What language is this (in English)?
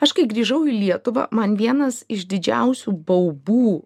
Lithuanian